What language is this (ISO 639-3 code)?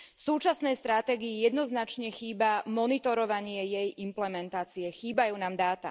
slk